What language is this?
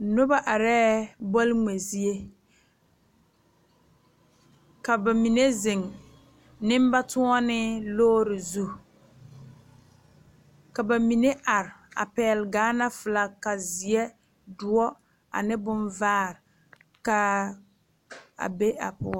Southern Dagaare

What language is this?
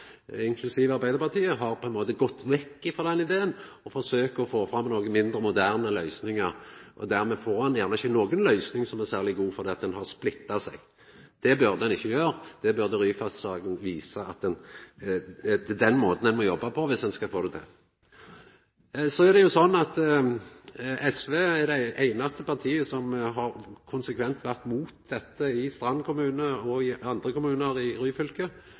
Norwegian Nynorsk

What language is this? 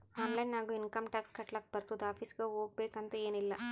Kannada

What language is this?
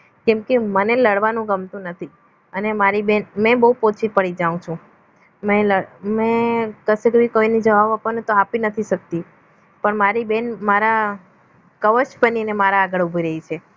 Gujarati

